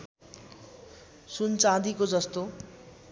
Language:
Nepali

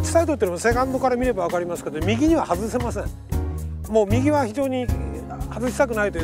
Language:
Japanese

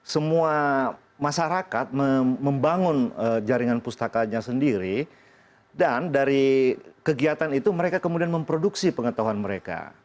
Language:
Indonesian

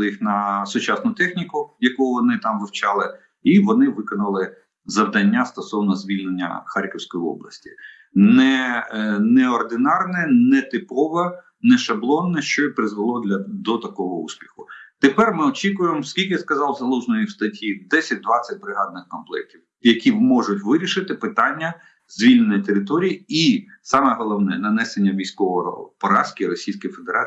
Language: Ukrainian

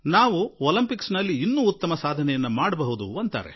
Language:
Kannada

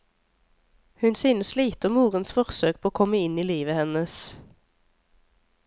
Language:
Norwegian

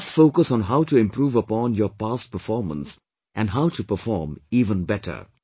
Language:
English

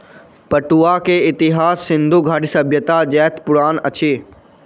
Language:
Maithili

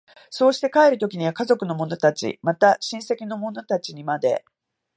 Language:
Japanese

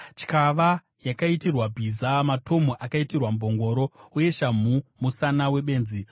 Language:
Shona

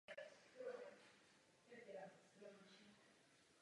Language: Czech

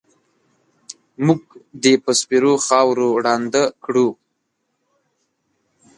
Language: Pashto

